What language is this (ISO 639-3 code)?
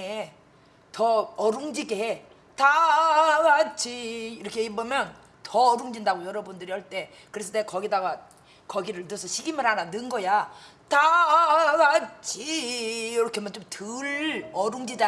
kor